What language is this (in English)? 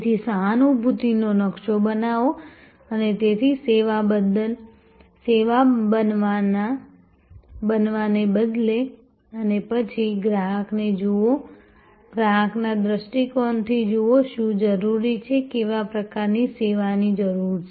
Gujarati